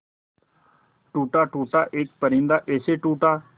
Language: Hindi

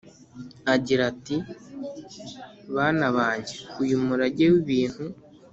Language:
Kinyarwanda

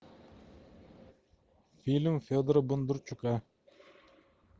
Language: Russian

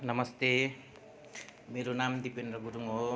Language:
Nepali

